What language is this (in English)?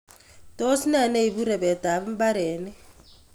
Kalenjin